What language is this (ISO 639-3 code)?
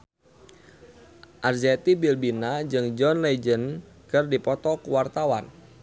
sun